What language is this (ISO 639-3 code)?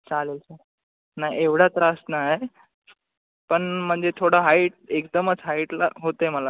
mar